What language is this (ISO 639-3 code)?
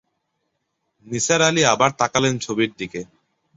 ben